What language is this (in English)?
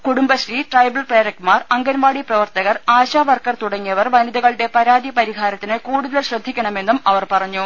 Malayalam